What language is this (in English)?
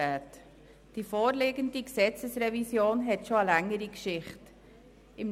Swiss German